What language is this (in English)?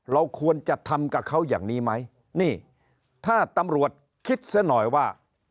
Thai